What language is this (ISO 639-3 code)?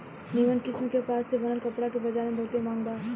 bho